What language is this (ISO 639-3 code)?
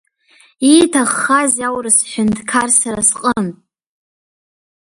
abk